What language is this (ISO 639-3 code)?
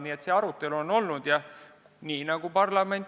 est